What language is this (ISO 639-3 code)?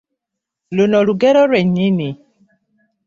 lug